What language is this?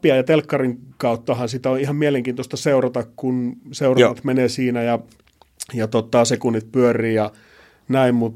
Finnish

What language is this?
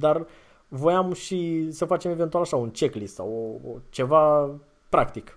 Romanian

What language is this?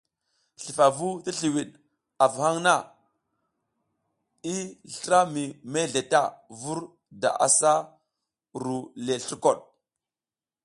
South Giziga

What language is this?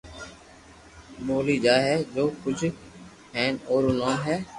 Loarki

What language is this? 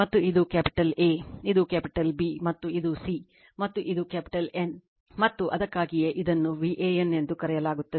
Kannada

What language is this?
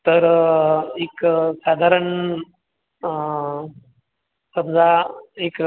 Marathi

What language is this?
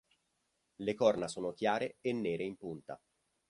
Italian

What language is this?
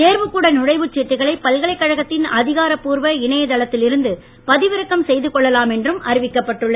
Tamil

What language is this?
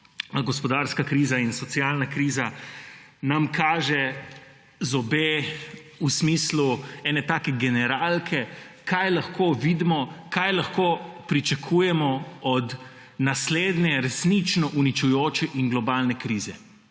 Slovenian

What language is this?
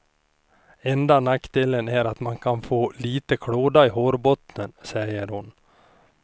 Swedish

